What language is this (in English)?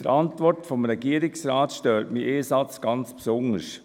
Swiss German